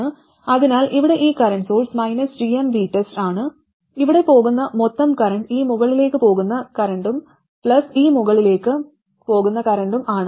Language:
Malayalam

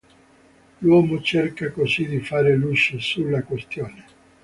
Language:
Italian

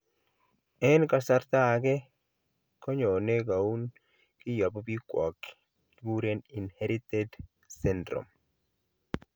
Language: Kalenjin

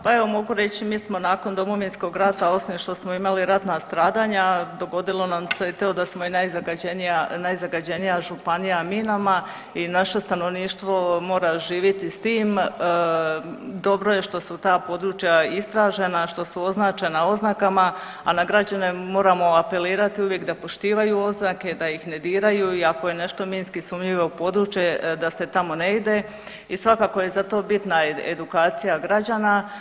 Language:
Croatian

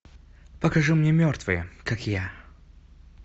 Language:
Russian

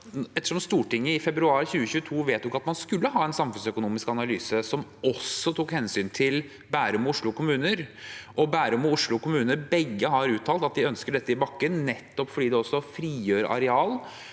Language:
Norwegian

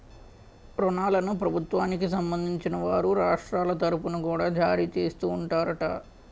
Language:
Telugu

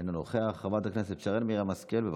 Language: Hebrew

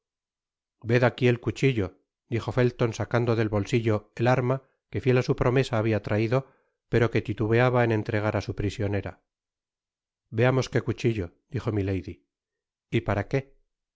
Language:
Spanish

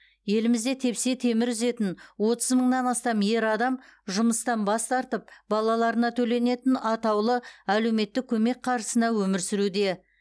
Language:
Kazakh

